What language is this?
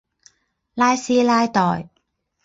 Chinese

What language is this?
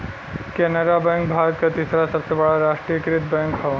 Bhojpuri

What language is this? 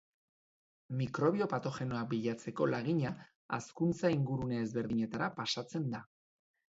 Basque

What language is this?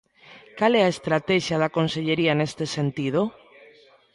Galician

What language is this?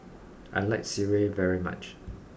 English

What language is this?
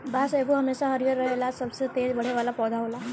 Bhojpuri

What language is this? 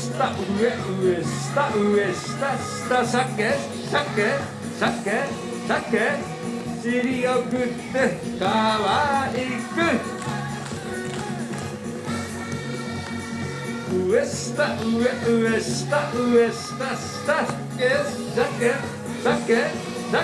Japanese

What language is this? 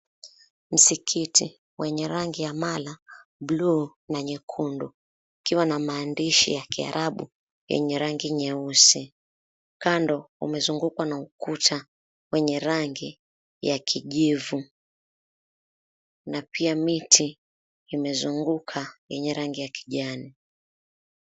Swahili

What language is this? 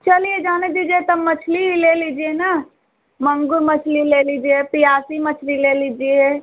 Hindi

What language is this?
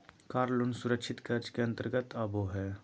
Magahi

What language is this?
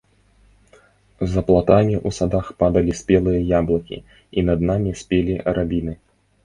Belarusian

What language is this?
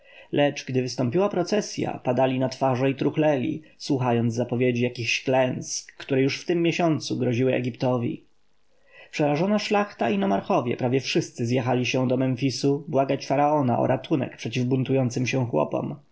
Polish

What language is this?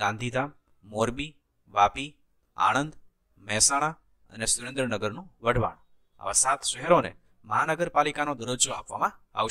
Gujarati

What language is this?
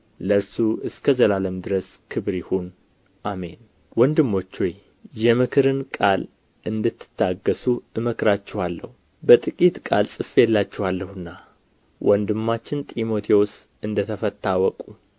Amharic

